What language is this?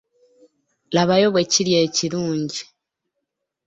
Ganda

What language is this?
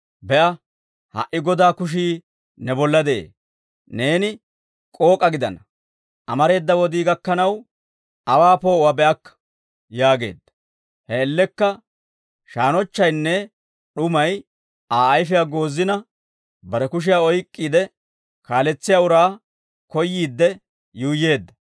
Dawro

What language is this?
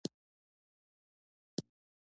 Pashto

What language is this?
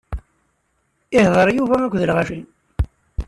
Kabyle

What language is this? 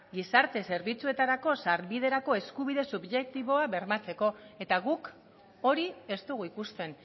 Basque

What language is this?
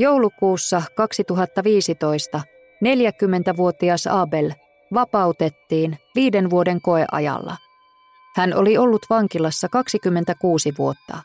Finnish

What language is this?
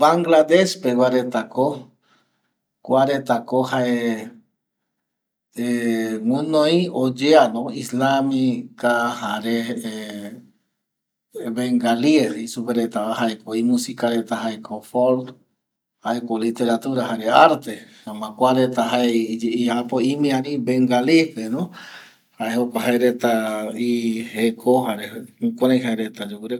Eastern Bolivian Guaraní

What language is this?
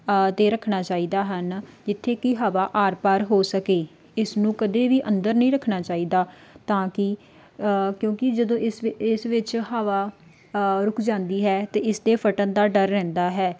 Punjabi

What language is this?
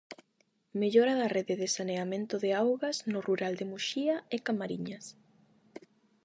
Galician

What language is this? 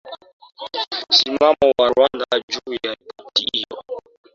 Swahili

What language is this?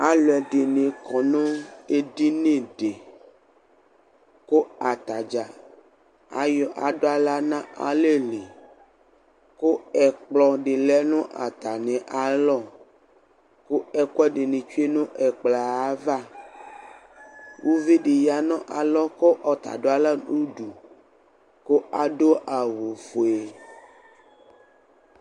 Ikposo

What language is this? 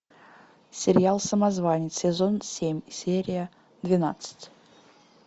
Russian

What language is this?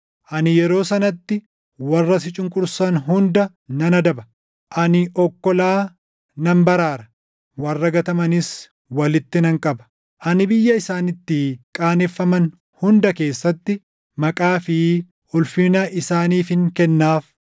Oromo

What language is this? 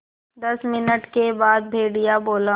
Hindi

